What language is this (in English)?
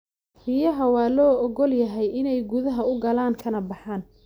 Somali